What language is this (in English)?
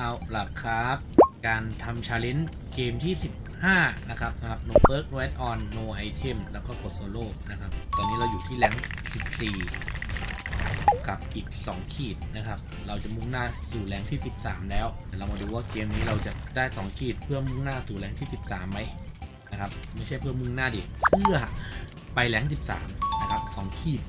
Thai